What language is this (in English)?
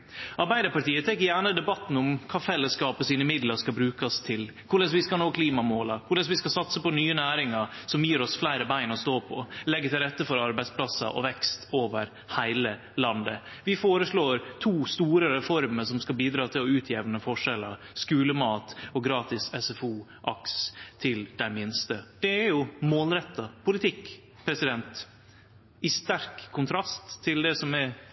Norwegian Nynorsk